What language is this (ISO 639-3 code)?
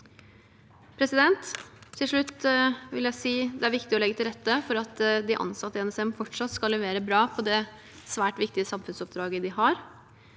nor